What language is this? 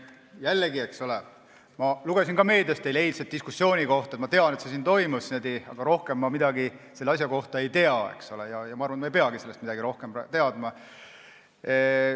Estonian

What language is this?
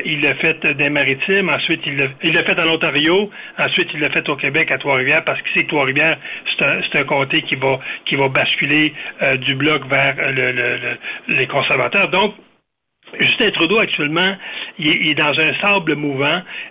French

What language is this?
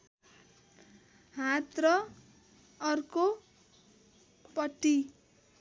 Nepali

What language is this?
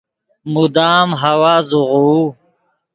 Yidgha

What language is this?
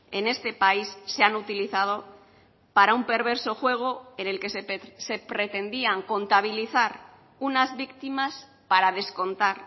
Spanish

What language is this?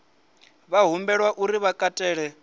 Venda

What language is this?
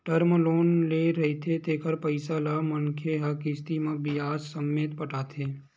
Chhattisgarhi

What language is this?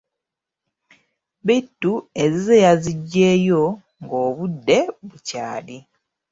Ganda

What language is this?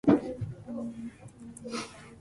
Japanese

